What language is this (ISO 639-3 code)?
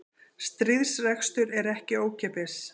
isl